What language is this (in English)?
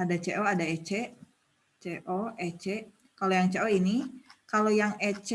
Indonesian